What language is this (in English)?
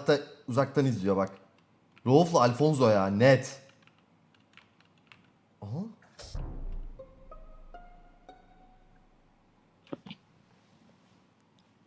Turkish